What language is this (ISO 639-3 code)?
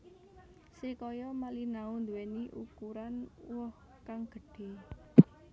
jav